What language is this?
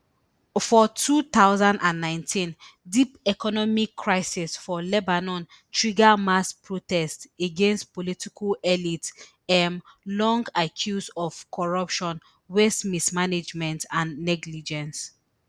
Nigerian Pidgin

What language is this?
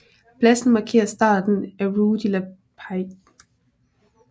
Danish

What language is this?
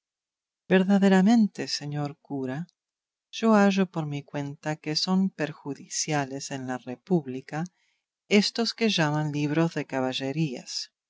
Spanish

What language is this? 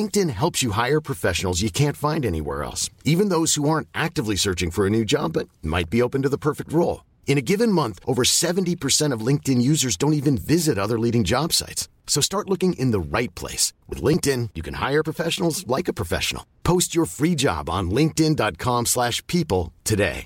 Filipino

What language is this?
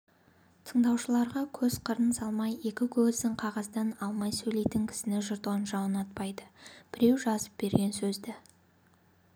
Kazakh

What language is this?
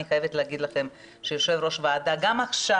Hebrew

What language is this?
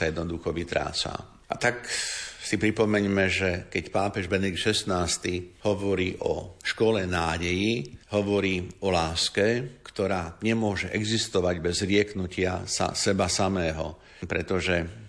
Slovak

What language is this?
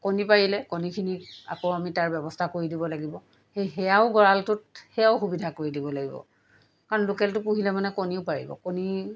Assamese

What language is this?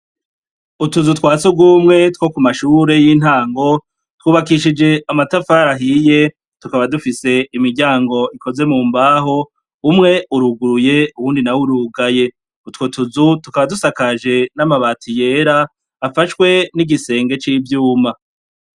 Rundi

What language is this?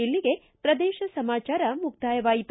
Kannada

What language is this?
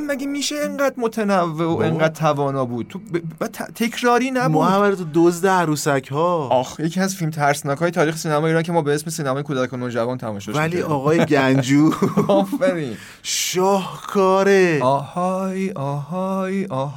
Persian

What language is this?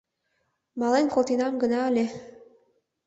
Mari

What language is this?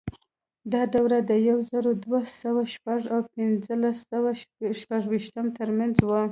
Pashto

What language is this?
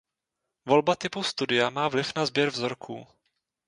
Czech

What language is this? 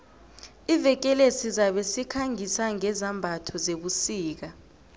South Ndebele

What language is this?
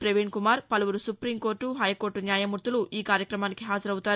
Telugu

